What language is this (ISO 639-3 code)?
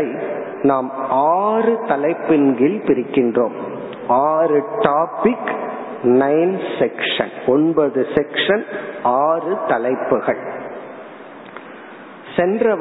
tam